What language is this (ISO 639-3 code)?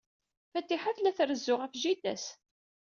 kab